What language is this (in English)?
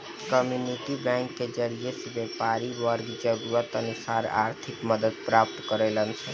Bhojpuri